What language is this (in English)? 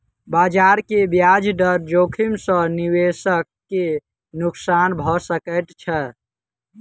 Maithili